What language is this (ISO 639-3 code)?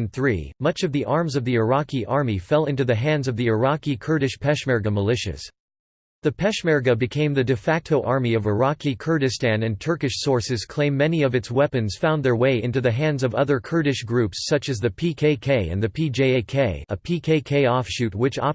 eng